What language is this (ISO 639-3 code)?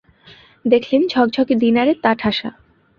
ben